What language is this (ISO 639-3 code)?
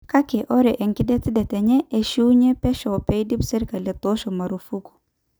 mas